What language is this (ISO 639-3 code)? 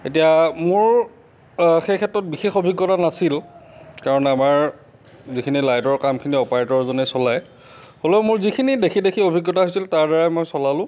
asm